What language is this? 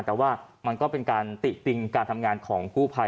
Thai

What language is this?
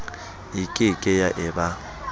Southern Sotho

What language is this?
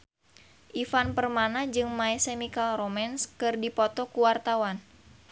Sundanese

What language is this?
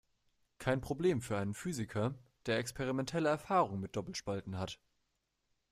German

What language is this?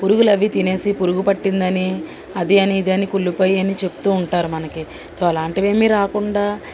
Telugu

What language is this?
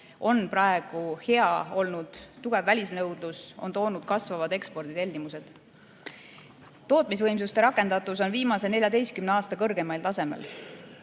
Estonian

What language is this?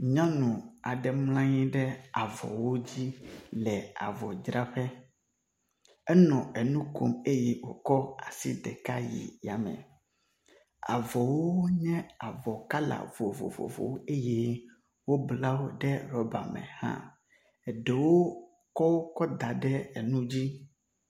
Ewe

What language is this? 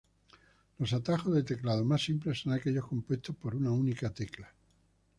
Spanish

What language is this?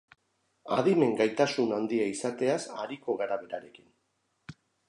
Basque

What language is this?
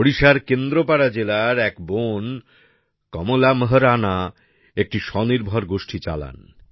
Bangla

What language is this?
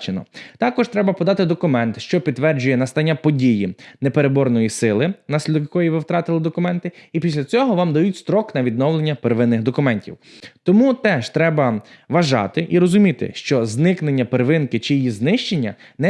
Ukrainian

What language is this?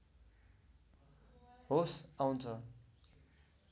Nepali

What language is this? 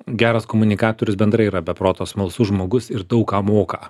Lithuanian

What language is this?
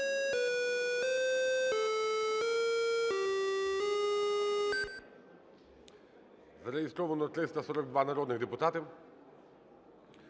Ukrainian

